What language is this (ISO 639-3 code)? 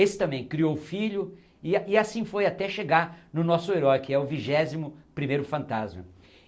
por